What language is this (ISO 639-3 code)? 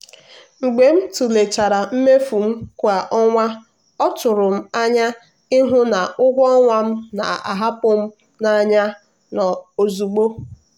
ibo